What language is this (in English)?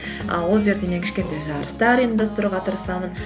Kazakh